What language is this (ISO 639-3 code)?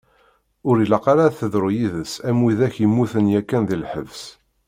kab